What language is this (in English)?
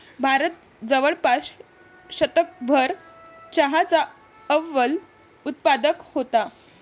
Marathi